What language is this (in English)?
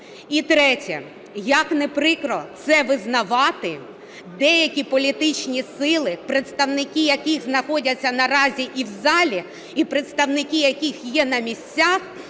Ukrainian